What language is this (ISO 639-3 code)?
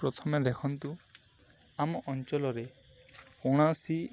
ori